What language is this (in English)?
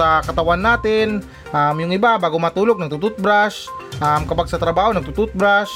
Filipino